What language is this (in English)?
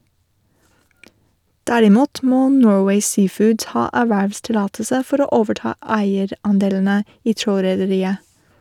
Norwegian